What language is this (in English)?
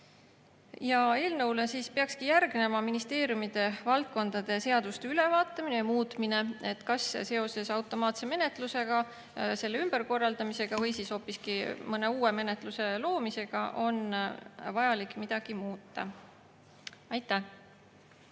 Estonian